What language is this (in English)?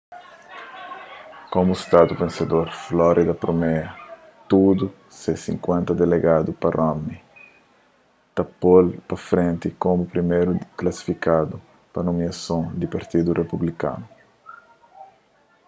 Kabuverdianu